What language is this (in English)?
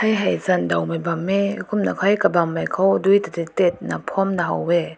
Rongmei Naga